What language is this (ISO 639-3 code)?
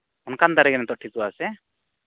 sat